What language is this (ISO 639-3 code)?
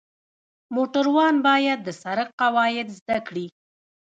pus